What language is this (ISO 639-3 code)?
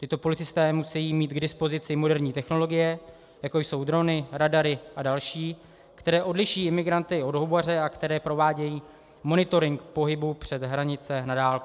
ces